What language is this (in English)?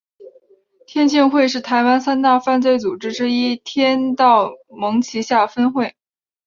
Chinese